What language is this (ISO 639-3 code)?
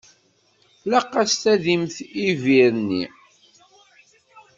kab